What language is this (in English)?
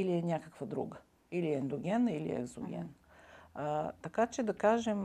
Bulgarian